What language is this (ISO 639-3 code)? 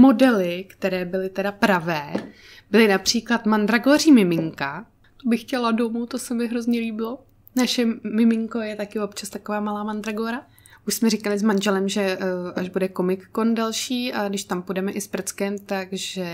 ces